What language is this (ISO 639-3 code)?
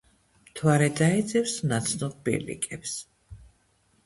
kat